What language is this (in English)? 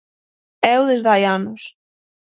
Galician